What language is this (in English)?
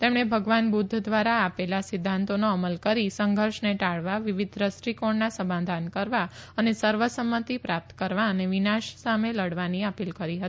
Gujarati